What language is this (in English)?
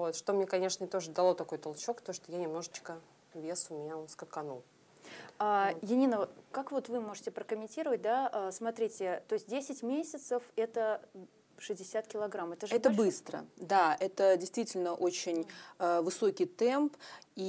Russian